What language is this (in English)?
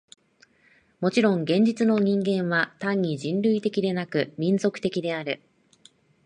Japanese